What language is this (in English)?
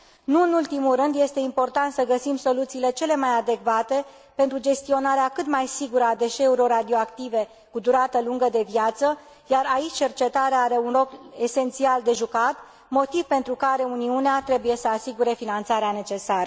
Romanian